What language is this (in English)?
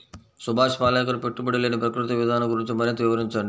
Telugu